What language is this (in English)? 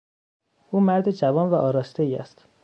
Persian